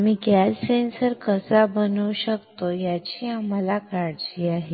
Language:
Marathi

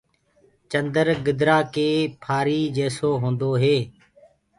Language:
Gurgula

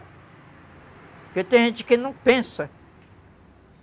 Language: Portuguese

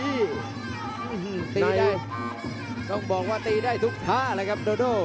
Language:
Thai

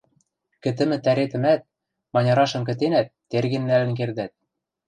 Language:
Western Mari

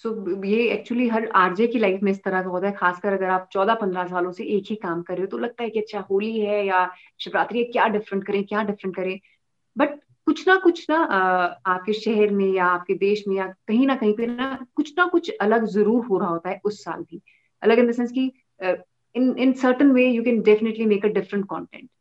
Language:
Hindi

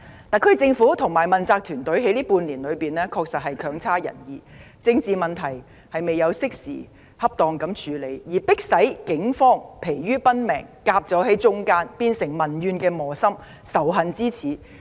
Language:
Cantonese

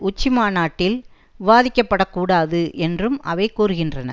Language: Tamil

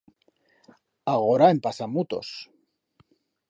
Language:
Aragonese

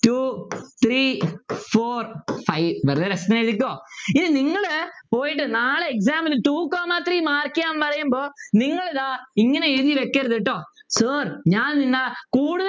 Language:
Malayalam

